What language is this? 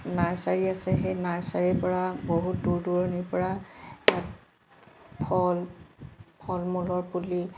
Assamese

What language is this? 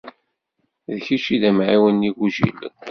Kabyle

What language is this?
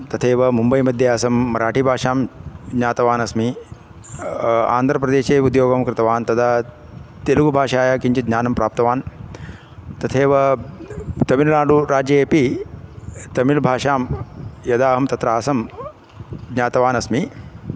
Sanskrit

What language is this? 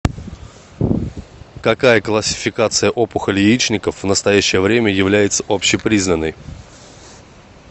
Russian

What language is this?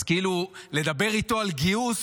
Hebrew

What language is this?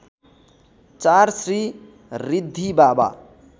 Nepali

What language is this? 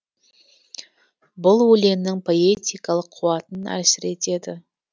Kazakh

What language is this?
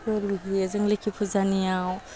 Bodo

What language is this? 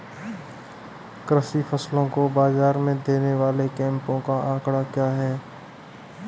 Hindi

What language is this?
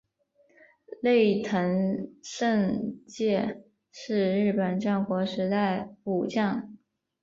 Chinese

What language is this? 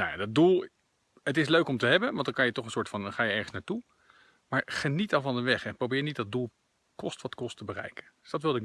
Dutch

